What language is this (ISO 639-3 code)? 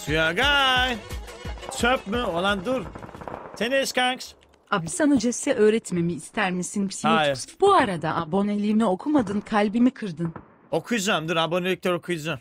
tur